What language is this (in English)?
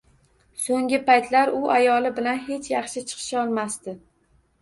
Uzbek